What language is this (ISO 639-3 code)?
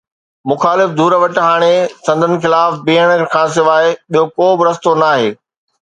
snd